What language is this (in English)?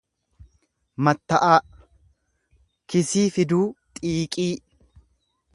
Oromo